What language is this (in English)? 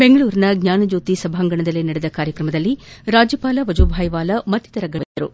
Kannada